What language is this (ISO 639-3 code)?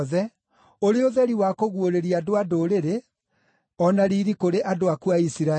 kik